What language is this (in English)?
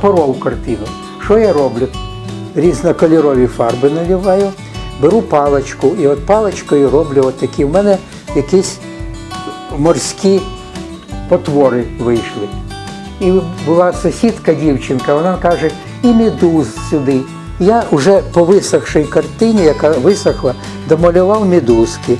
Ukrainian